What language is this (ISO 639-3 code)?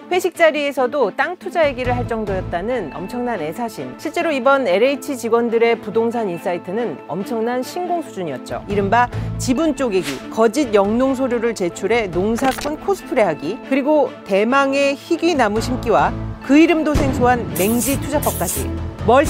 kor